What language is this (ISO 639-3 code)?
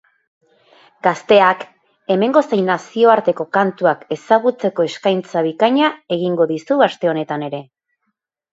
eus